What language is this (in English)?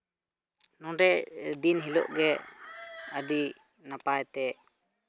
Santali